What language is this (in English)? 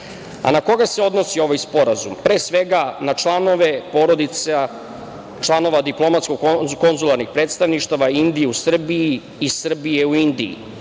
Serbian